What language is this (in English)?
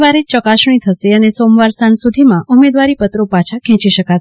Gujarati